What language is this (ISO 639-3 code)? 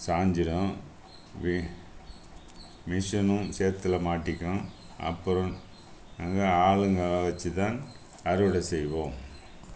tam